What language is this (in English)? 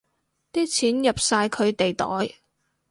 Cantonese